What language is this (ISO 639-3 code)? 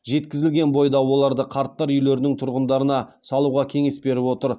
kaz